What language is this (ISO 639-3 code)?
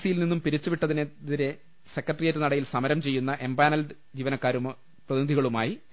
mal